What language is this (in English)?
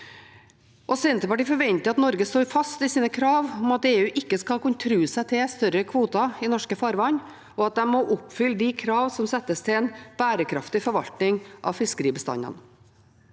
Norwegian